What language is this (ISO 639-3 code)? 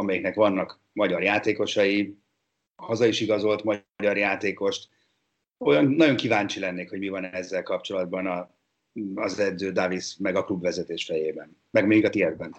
hun